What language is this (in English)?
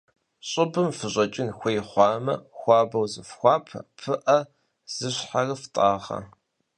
Kabardian